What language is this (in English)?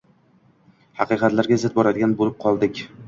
Uzbek